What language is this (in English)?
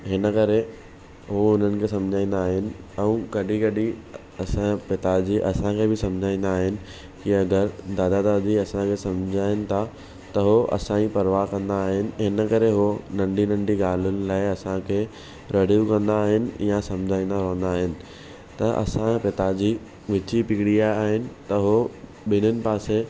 Sindhi